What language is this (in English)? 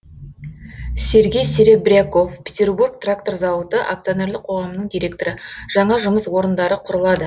Kazakh